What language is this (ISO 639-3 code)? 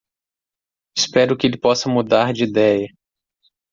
por